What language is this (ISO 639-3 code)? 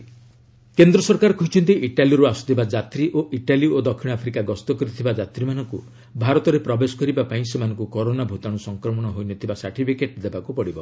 ori